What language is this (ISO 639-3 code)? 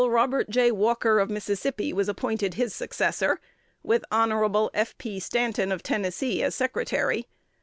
eng